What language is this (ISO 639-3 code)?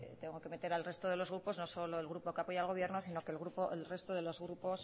spa